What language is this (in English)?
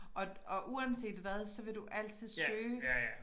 Danish